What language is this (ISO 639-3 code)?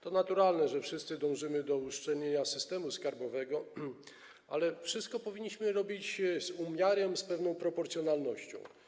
pol